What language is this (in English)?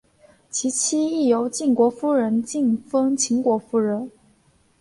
Chinese